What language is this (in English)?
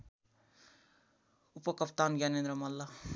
Nepali